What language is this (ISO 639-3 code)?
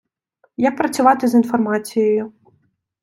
ukr